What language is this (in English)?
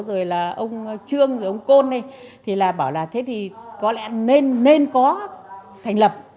Vietnamese